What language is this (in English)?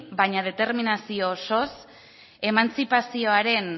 Basque